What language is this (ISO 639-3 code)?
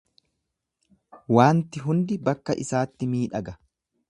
orm